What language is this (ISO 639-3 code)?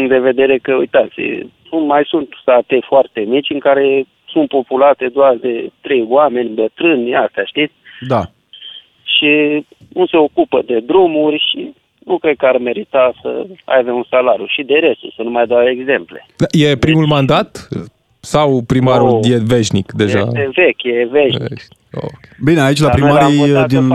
ron